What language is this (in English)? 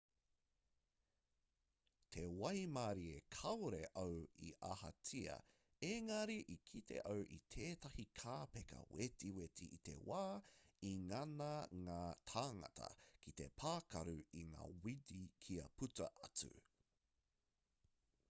Māori